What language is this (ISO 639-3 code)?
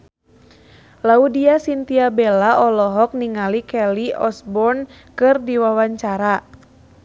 sun